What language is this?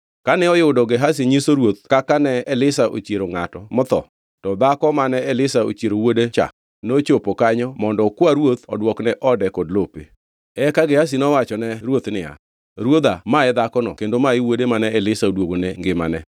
Luo (Kenya and Tanzania)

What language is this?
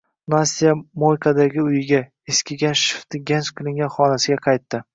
Uzbek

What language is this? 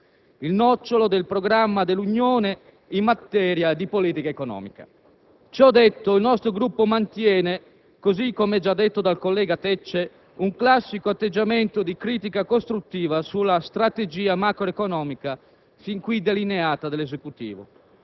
Italian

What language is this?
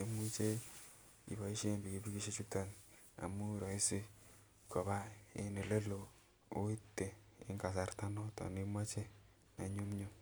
Kalenjin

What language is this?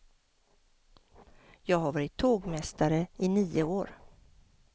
Swedish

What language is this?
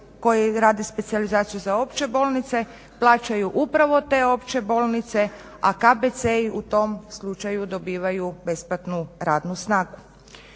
Croatian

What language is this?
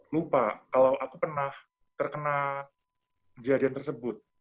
Indonesian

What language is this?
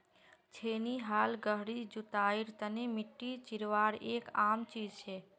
Magahi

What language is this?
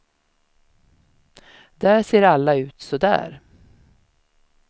Swedish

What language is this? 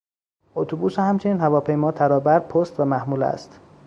Persian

